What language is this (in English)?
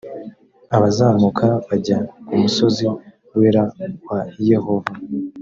Kinyarwanda